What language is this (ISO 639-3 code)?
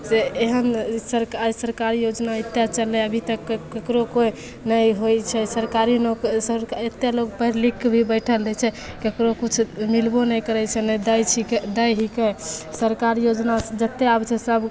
mai